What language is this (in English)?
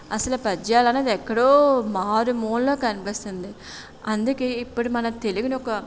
Telugu